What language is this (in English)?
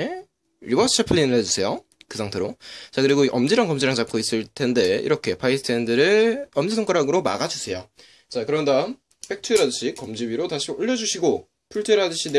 Korean